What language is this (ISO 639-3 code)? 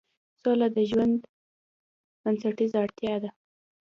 pus